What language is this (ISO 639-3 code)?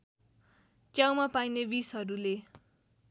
nep